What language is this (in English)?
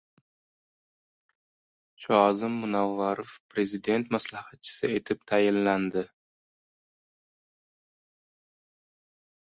Uzbek